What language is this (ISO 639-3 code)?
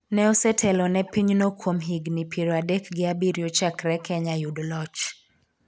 luo